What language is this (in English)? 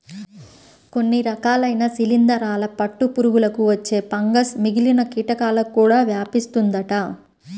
Telugu